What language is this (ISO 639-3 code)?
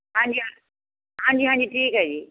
pan